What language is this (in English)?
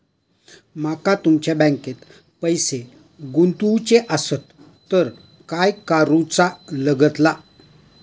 Marathi